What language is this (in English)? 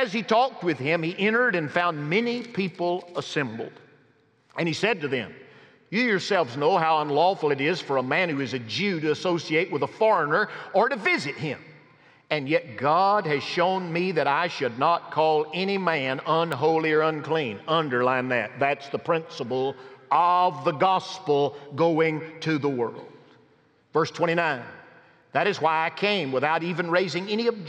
English